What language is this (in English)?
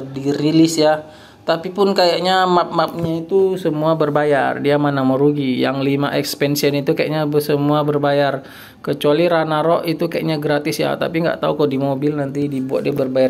Indonesian